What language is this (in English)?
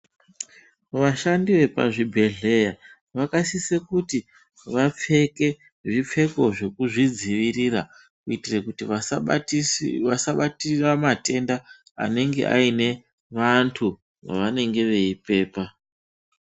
Ndau